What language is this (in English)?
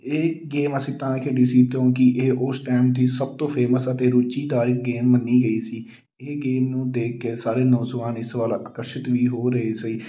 Punjabi